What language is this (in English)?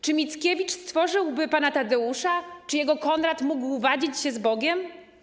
Polish